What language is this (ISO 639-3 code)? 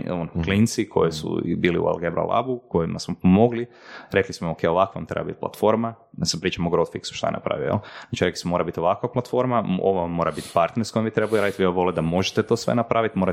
hrv